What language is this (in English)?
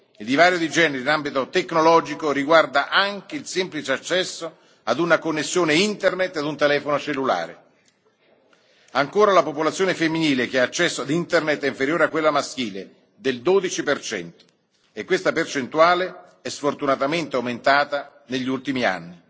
Italian